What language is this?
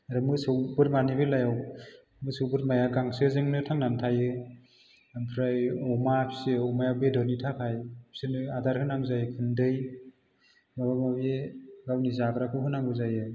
Bodo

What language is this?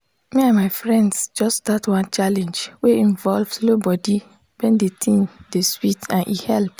Nigerian Pidgin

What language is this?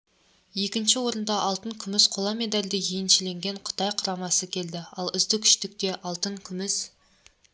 Kazakh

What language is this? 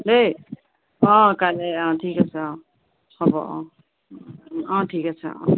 Assamese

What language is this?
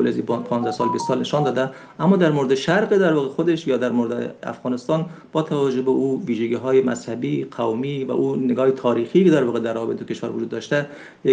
Persian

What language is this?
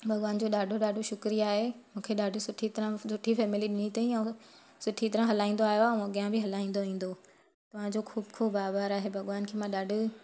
Sindhi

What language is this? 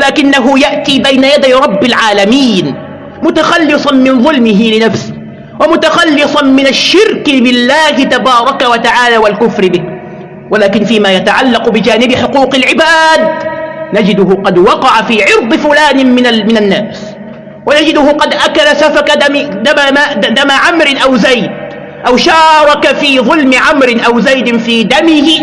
Arabic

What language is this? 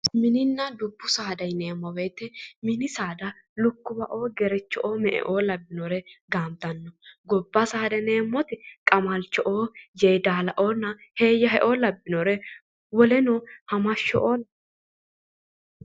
Sidamo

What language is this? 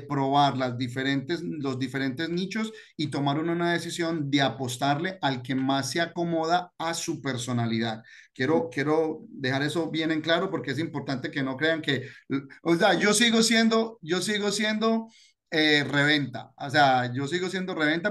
Spanish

